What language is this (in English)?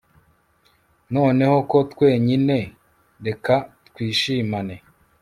Kinyarwanda